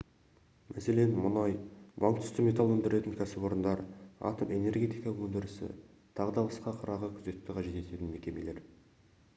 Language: Kazakh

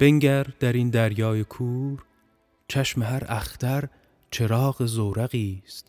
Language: Persian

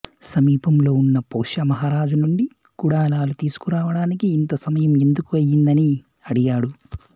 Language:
Telugu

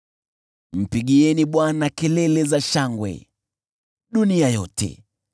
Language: Swahili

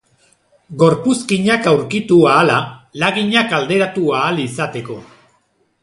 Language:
Basque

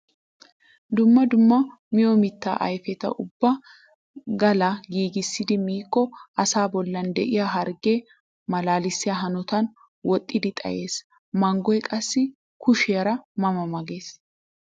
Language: Wolaytta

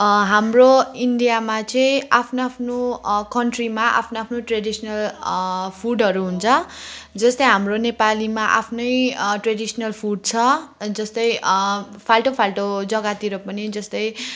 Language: Nepali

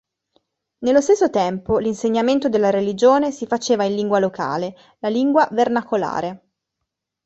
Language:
Italian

